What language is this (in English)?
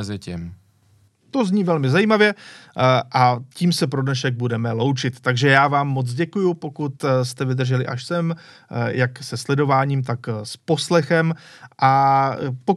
Czech